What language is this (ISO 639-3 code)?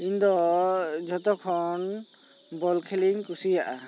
sat